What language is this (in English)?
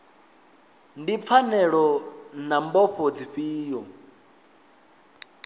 Venda